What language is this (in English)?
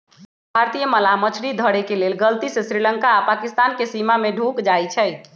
Magahi